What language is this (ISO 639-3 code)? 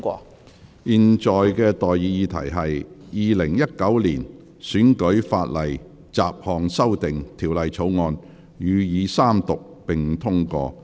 yue